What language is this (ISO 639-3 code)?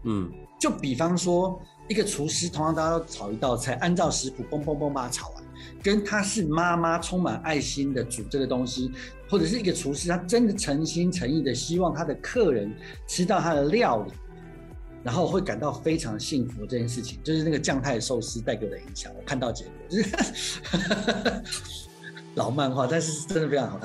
zho